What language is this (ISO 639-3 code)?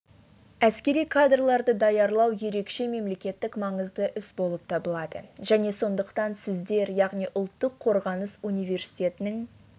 kaz